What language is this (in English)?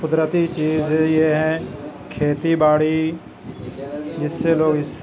Urdu